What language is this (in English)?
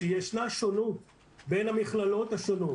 Hebrew